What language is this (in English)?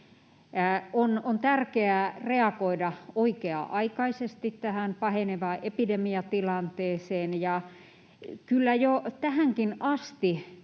Finnish